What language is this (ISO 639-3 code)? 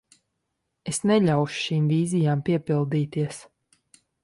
lav